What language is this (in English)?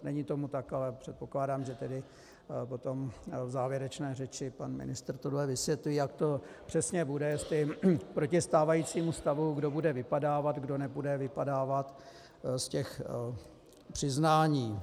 Czech